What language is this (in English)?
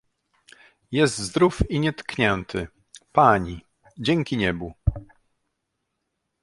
Polish